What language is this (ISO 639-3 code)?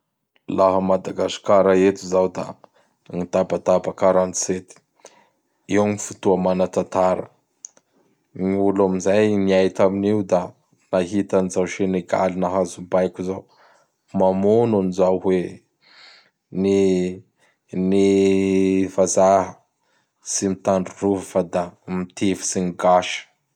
bhr